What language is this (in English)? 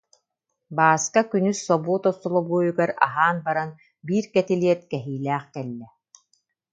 Yakut